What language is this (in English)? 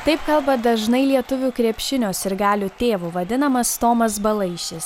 Lithuanian